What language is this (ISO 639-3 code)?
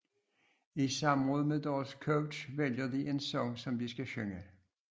dan